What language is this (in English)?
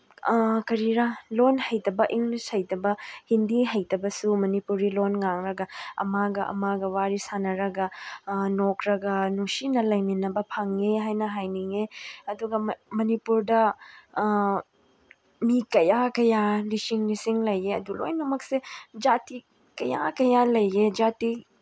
Manipuri